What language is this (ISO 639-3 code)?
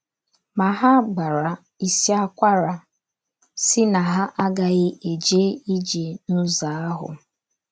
ibo